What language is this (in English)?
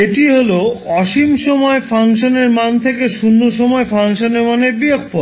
Bangla